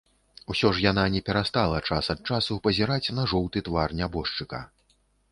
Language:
Belarusian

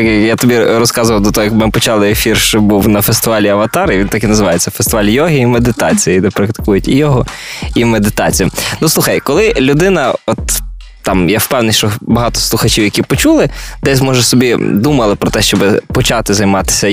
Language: Ukrainian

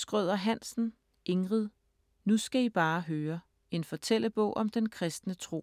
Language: Danish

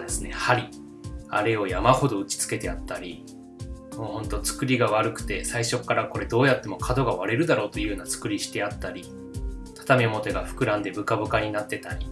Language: Japanese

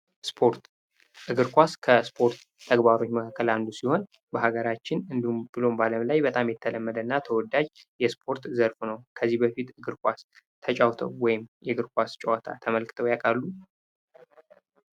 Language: Amharic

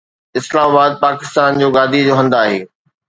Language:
Sindhi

